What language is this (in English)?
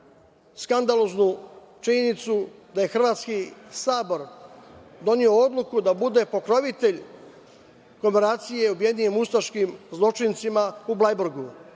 Serbian